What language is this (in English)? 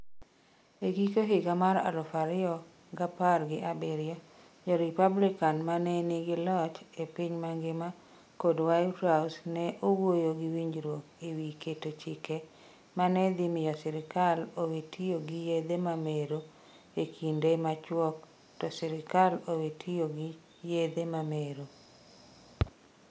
Luo (Kenya and Tanzania)